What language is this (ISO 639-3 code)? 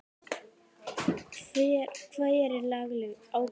isl